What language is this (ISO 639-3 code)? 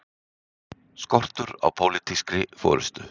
isl